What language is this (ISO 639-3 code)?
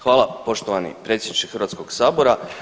hrv